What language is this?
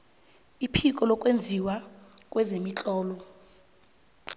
South Ndebele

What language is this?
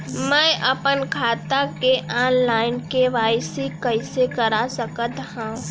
Chhattisgarhi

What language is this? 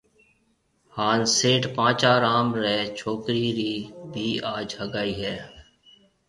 Marwari (Pakistan)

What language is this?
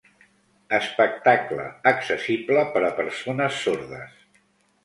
Catalan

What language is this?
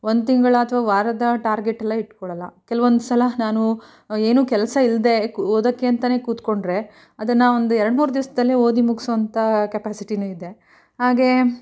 Kannada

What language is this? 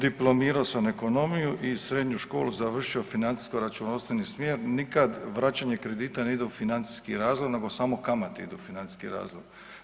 Croatian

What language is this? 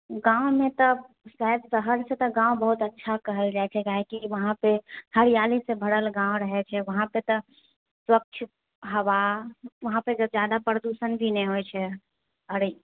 Maithili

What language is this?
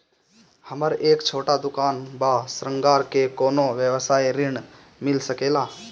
Bhojpuri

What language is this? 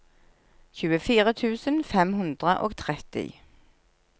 Norwegian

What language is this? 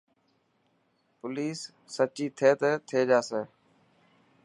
Dhatki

